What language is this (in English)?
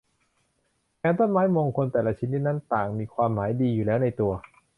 Thai